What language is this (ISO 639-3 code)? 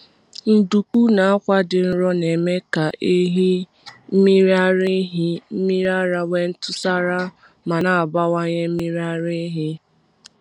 ibo